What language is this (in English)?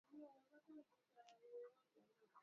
Swahili